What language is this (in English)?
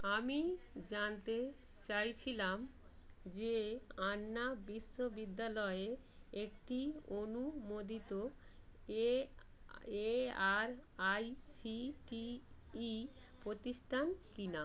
Bangla